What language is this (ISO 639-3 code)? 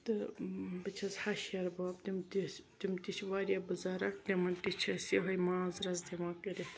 kas